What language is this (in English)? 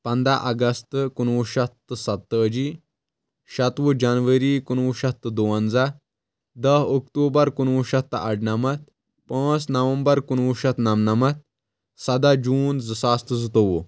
Kashmiri